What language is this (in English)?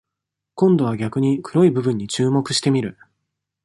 Japanese